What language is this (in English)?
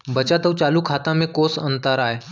Chhattisgarhi